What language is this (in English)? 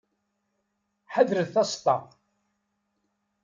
Kabyle